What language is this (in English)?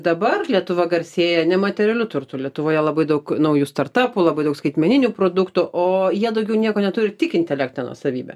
Lithuanian